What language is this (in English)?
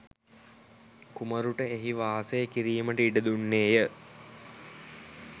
Sinhala